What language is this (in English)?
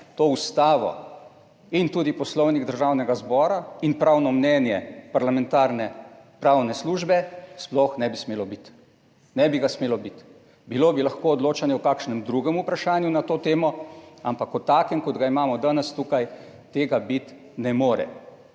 Slovenian